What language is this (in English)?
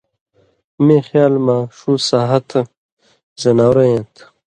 Indus Kohistani